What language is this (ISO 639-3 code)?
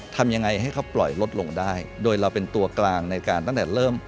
tha